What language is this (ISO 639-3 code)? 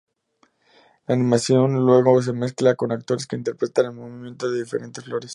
spa